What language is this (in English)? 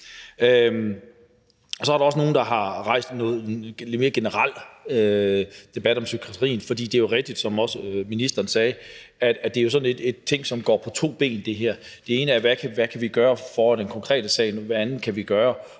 Danish